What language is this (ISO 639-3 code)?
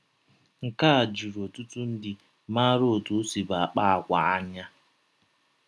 ibo